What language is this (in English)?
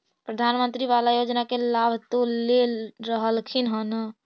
Magahi